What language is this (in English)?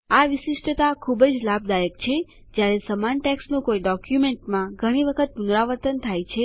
Gujarati